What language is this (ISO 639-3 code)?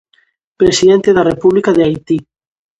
glg